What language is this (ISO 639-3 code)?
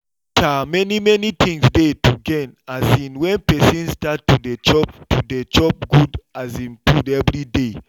pcm